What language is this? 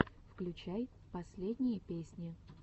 Russian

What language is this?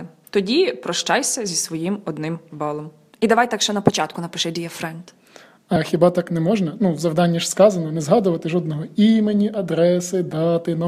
Ukrainian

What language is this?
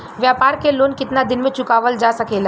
Bhojpuri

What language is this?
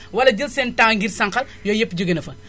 Wolof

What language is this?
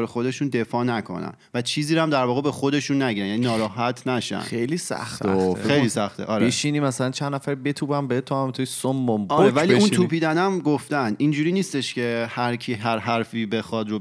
Persian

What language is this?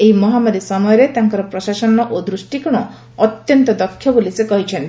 Odia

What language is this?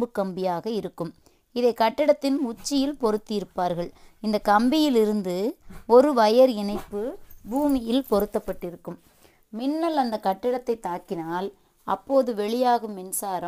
Tamil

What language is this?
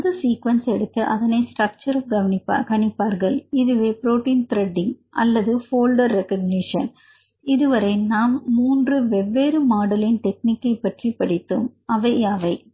Tamil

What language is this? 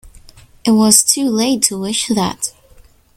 English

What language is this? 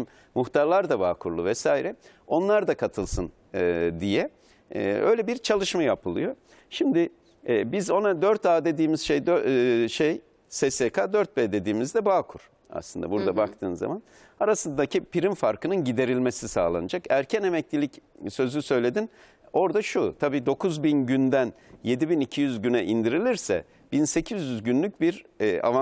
Turkish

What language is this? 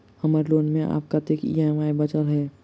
Maithili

